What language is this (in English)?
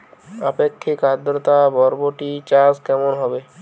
Bangla